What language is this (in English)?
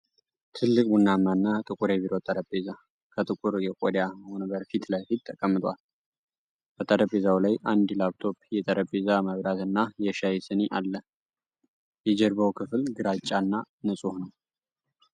Amharic